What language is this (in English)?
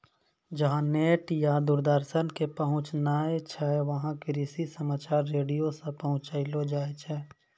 Maithili